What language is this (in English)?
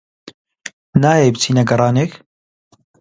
Central Kurdish